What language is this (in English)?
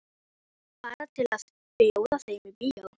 Icelandic